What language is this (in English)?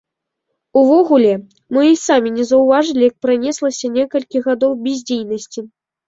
Belarusian